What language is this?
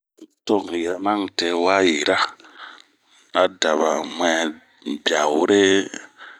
Bomu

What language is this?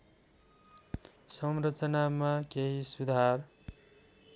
Nepali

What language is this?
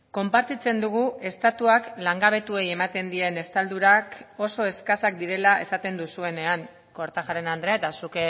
Basque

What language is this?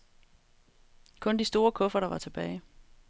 Danish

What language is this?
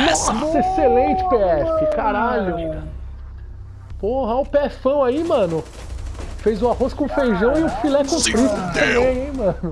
Portuguese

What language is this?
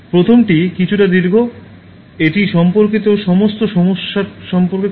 Bangla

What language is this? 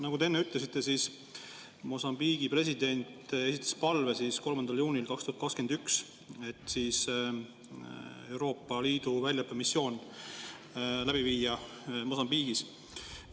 Estonian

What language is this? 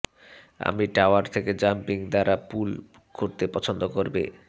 Bangla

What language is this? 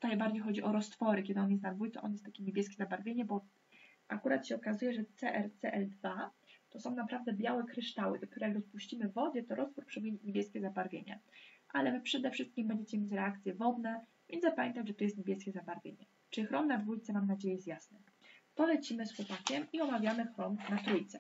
Polish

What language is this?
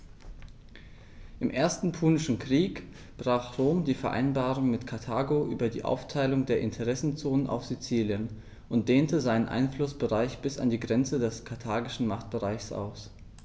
German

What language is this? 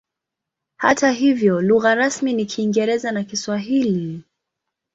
Swahili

